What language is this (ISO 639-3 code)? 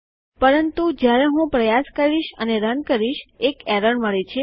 guj